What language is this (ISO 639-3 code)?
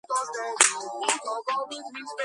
kat